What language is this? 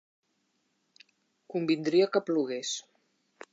Catalan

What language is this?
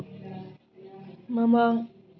Manipuri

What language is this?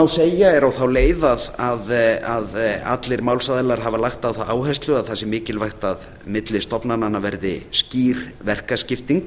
Icelandic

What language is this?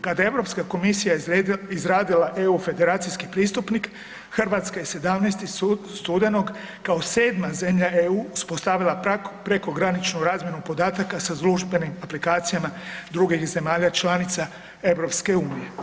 Croatian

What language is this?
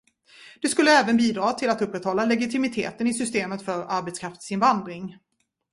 Swedish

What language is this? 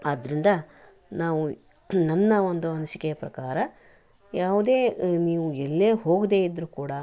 Kannada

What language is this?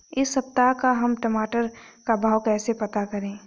Hindi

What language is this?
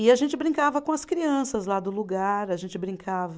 Portuguese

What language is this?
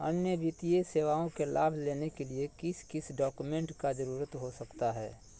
Magahi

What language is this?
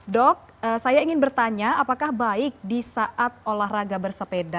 Indonesian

